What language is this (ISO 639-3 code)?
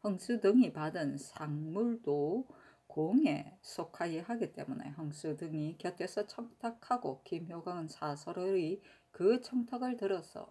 kor